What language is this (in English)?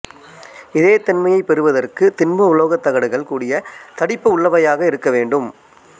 Tamil